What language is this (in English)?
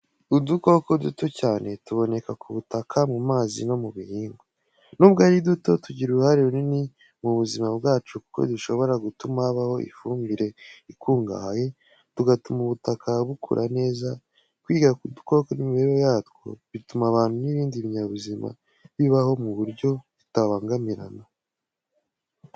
Kinyarwanda